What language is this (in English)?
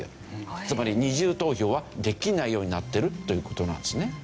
Japanese